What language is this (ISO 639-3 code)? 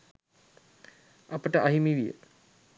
sin